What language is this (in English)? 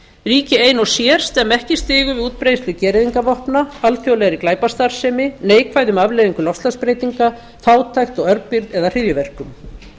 Icelandic